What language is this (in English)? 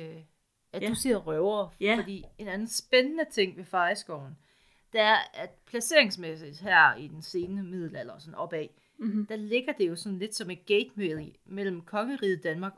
Danish